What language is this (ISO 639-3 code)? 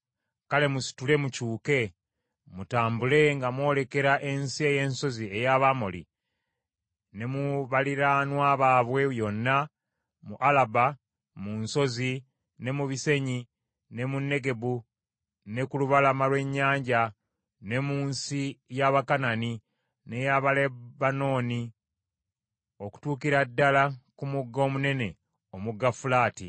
lug